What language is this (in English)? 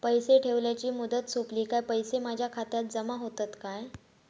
Marathi